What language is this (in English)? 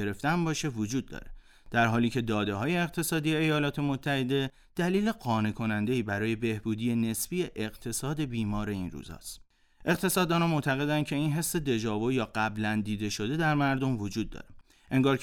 Persian